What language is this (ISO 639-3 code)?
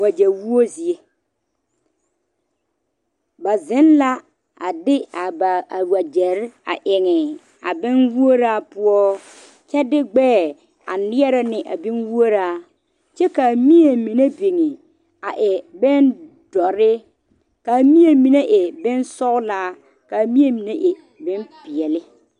dga